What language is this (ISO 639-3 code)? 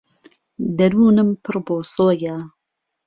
ckb